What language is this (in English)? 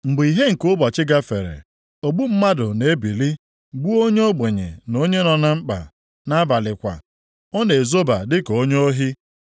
Igbo